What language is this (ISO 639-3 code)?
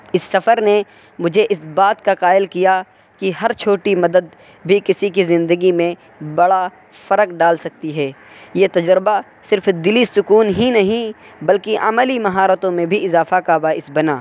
urd